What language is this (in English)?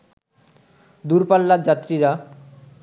Bangla